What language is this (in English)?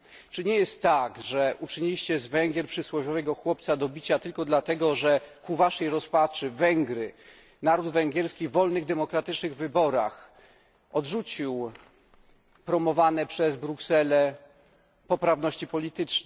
Polish